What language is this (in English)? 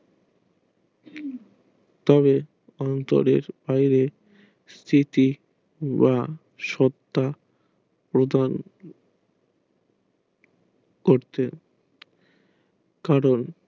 Bangla